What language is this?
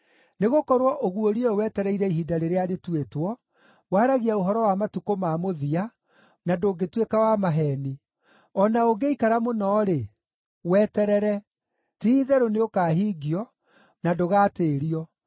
Kikuyu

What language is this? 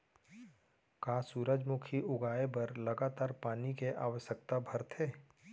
Chhattisgarhi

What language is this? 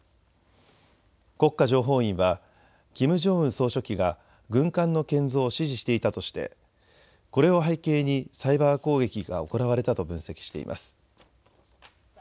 Japanese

